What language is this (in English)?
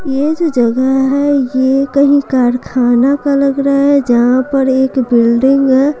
Hindi